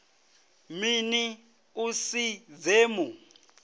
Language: Venda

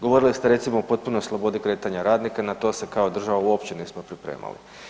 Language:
Croatian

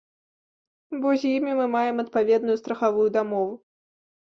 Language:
Belarusian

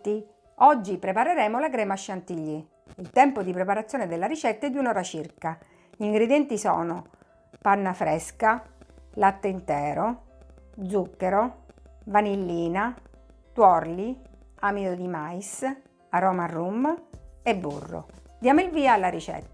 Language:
Italian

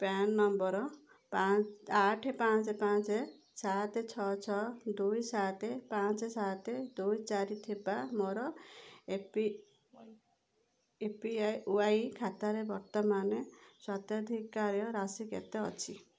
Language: Odia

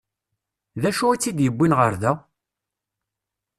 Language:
Kabyle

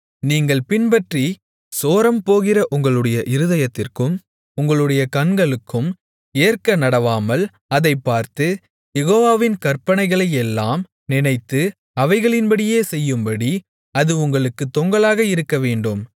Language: Tamil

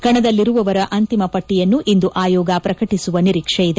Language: Kannada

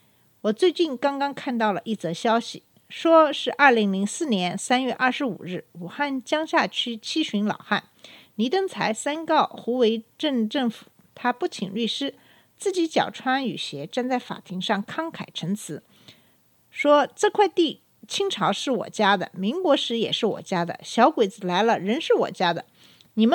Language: Chinese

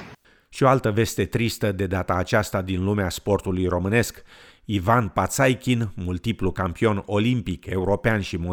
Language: Romanian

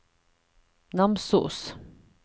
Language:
Norwegian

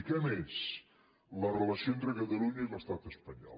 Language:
Catalan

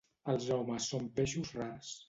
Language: Catalan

